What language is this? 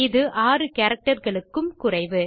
Tamil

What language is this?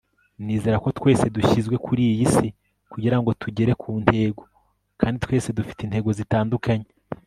Kinyarwanda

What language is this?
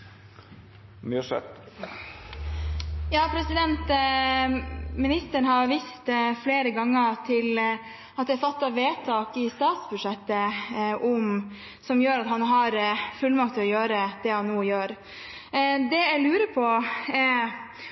Norwegian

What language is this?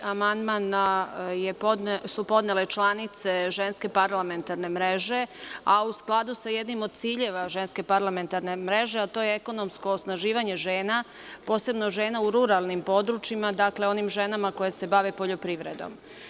Serbian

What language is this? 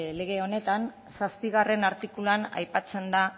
Basque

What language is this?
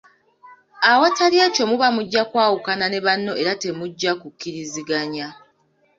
Ganda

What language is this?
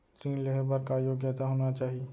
Chhattisgarhi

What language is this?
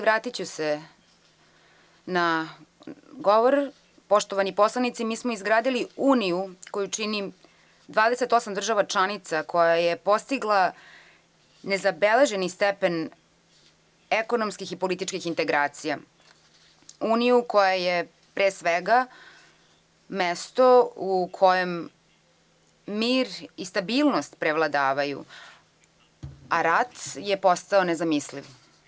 Serbian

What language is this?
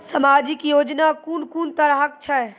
Maithili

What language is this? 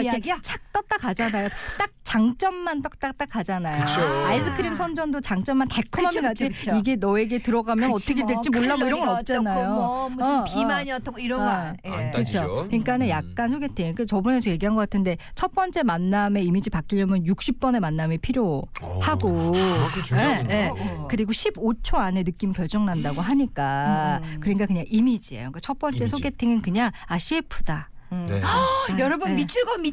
Korean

